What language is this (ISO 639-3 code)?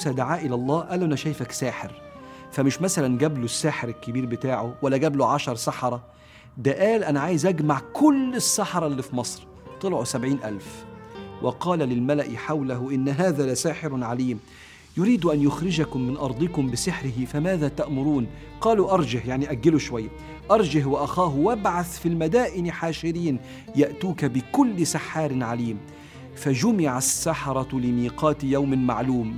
ara